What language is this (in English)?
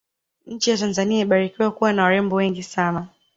Swahili